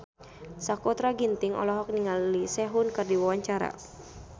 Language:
Sundanese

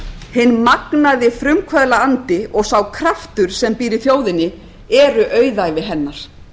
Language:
Icelandic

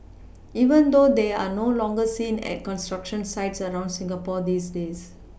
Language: English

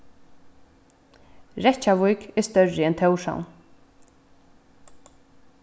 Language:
Faroese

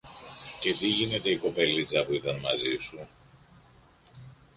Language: Greek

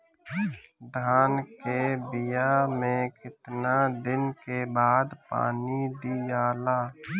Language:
Bhojpuri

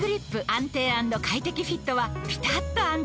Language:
Japanese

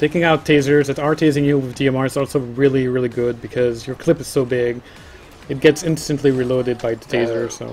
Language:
English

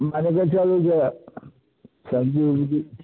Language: Maithili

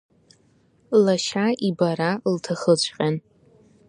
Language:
Abkhazian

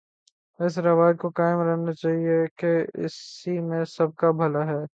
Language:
Urdu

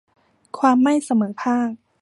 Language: Thai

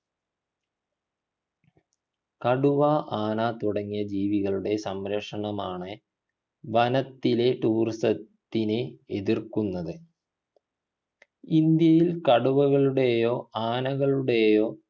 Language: Malayalam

